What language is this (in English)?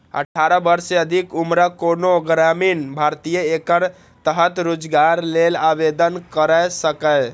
Maithili